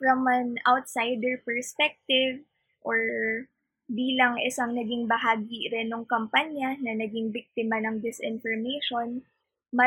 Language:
Filipino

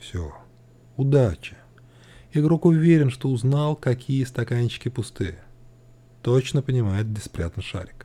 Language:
Russian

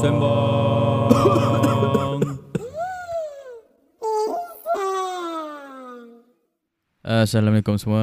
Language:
Malay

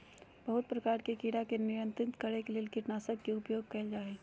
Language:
Magahi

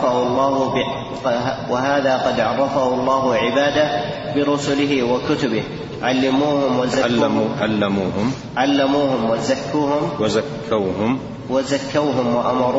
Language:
Arabic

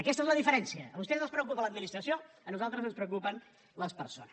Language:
Catalan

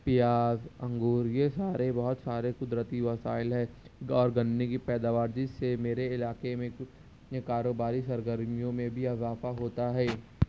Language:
Urdu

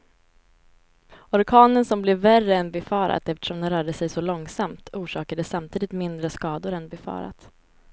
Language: Swedish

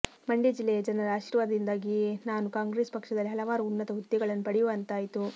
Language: Kannada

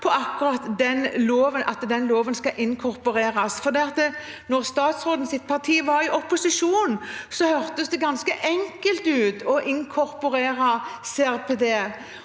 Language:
Norwegian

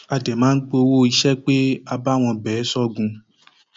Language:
Yoruba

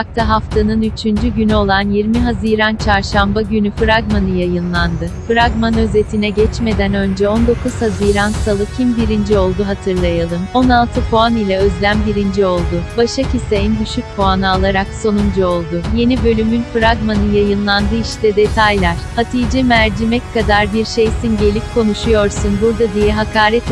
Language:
Turkish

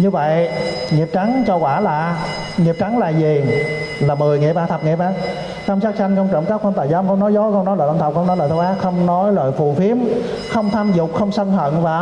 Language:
Vietnamese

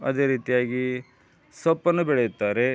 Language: Kannada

